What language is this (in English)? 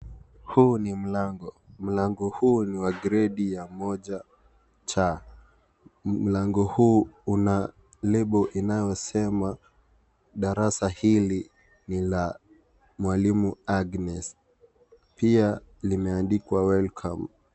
Swahili